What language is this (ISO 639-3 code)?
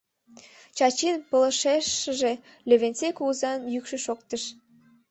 chm